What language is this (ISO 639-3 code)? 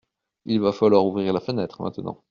fra